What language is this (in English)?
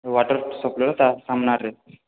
Odia